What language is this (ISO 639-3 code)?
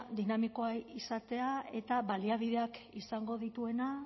eus